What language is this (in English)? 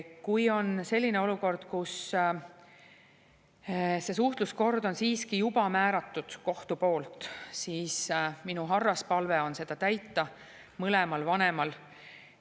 Estonian